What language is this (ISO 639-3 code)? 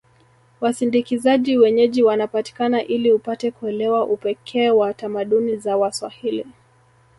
swa